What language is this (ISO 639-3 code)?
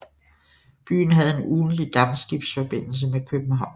dan